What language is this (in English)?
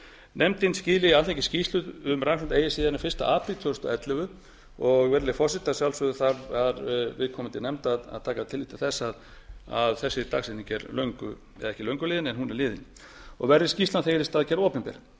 Icelandic